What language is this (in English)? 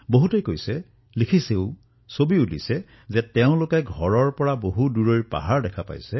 Assamese